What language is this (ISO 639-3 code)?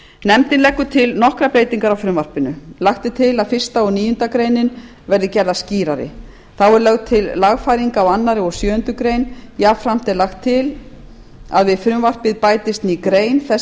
isl